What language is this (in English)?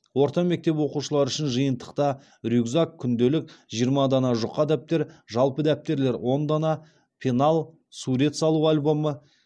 Kazakh